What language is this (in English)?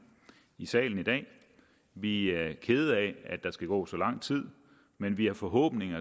Danish